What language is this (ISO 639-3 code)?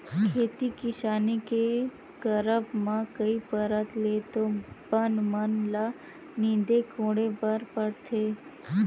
hne